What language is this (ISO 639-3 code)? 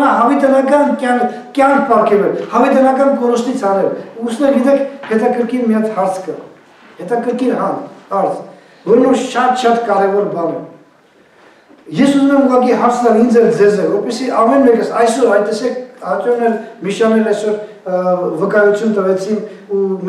bul